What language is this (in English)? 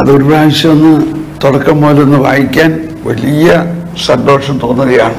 Malayalam